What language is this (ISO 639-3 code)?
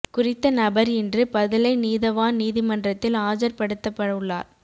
tam